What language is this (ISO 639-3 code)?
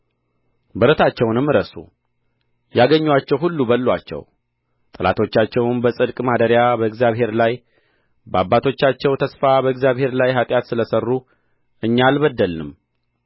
amh